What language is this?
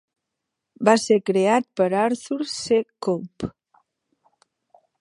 Catalan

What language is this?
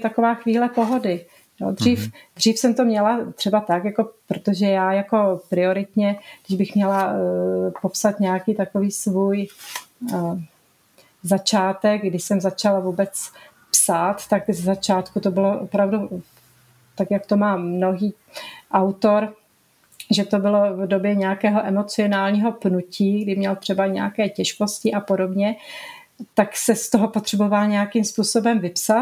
Czech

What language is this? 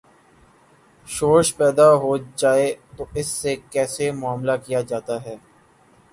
Urdu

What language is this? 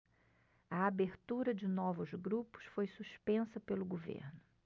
Portuguese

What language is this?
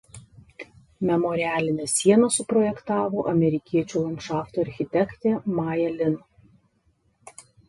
Lithuanian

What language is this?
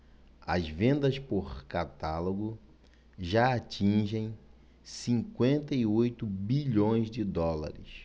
Portuguese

